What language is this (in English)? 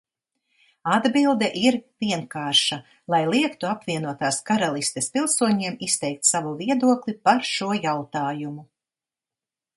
Latvian